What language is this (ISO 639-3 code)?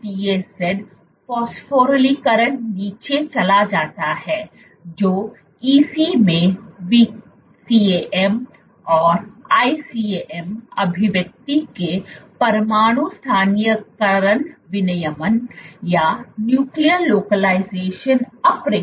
hin